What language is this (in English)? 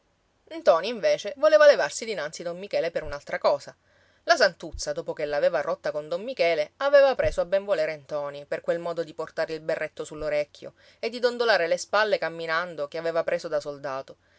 Italian